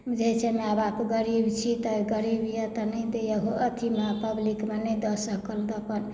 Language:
Maithili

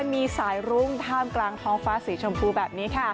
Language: Thai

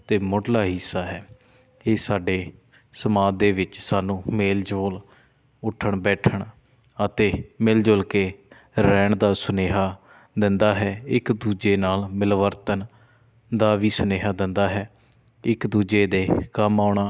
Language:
Punjabi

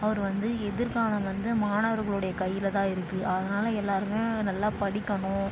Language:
Tamil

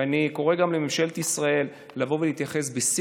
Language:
Hebrew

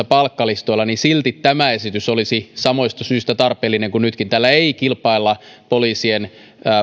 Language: Finnish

